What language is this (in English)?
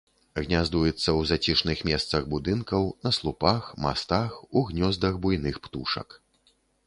Belarusian